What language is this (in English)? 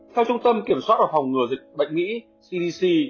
Vietnamese